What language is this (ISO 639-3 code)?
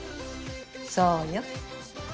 jpn